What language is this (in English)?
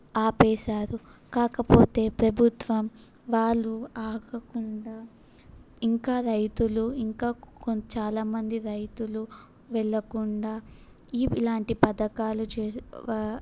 Telugu